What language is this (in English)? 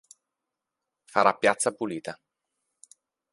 Italian